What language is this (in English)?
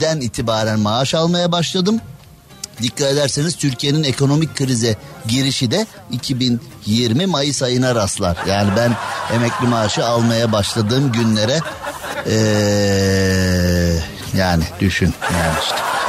Turkish